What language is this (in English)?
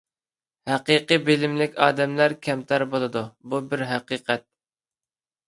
Uyghur